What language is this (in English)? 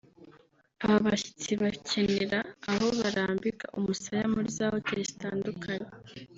Kinyarwanda